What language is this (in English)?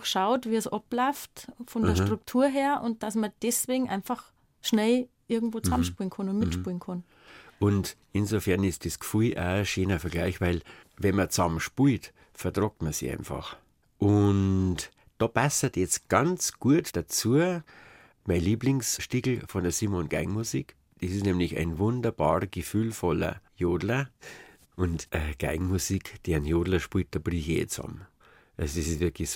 German